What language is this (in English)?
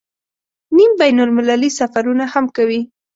Pashto